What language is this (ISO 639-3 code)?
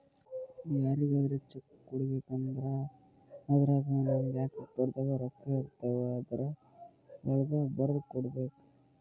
kan